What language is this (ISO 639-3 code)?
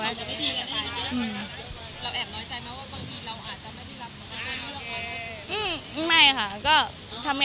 tha